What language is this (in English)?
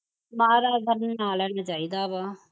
Punjabi